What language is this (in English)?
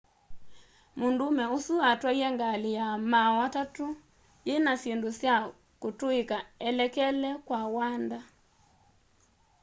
Kamba